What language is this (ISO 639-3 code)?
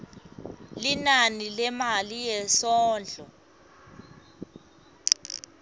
ssw